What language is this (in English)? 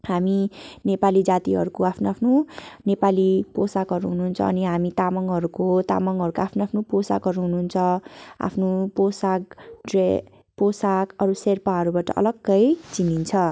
Nepali